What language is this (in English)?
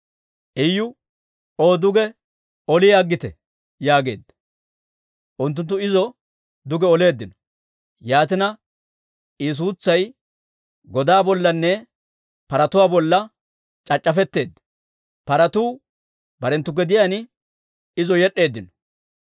Dawro